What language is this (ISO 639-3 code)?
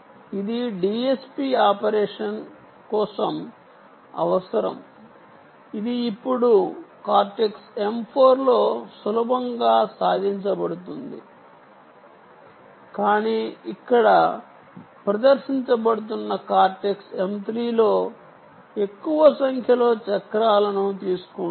tel